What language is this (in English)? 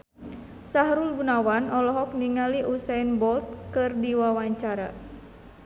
Sundanese